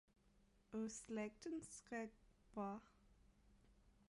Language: Danish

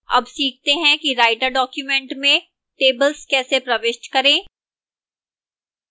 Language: Hindi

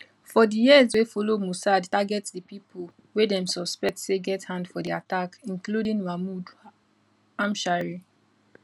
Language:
Nigerian Pidgin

